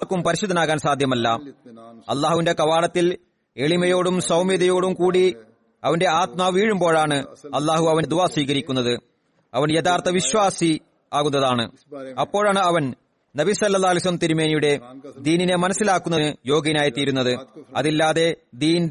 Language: Malayalam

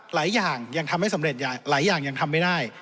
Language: Thai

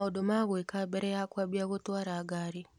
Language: Kikuyu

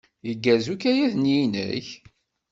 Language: Kabyle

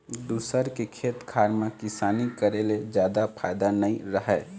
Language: Chhattisgarhi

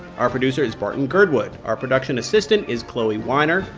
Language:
English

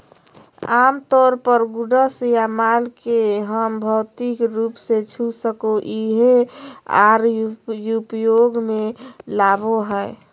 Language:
Magahi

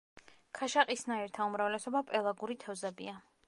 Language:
Georgian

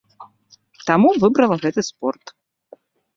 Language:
Belarusian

